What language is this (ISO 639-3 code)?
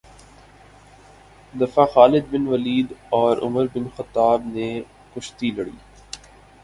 urd